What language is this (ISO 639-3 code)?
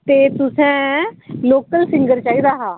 doi